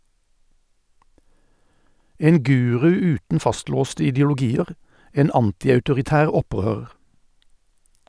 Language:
Norwegian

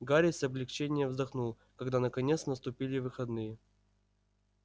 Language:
Russian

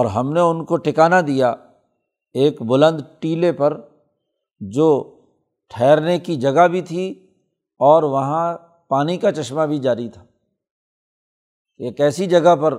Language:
Urdu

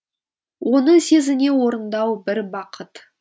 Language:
Kazakh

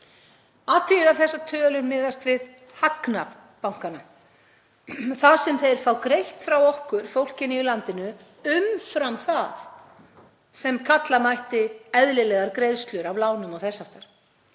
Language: Icelandic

